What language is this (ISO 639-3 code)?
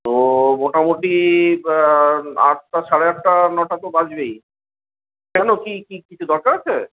ben